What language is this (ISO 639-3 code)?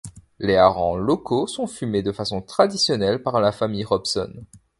fra